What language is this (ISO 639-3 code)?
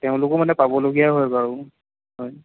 asm